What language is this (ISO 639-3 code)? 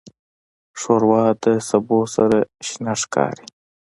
pus